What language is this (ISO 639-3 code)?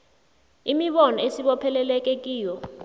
nbl